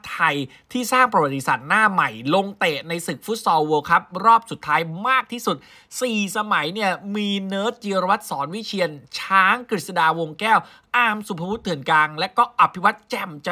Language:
Thai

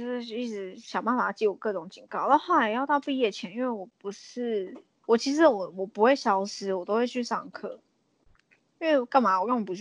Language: Chinese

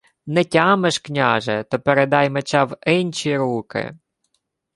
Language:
Ukrainian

